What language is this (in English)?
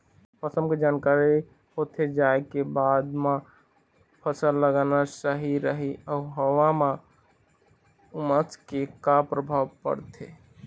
Chhattisgarhi